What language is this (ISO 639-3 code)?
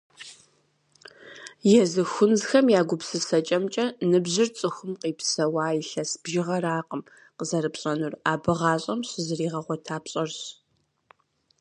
kbd